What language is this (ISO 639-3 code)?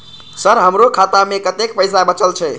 mai